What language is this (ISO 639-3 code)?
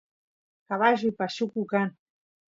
qus